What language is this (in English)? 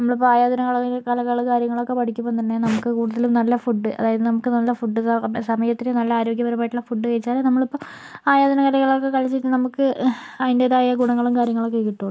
Malayalam